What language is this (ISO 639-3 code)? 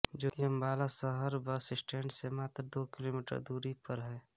hin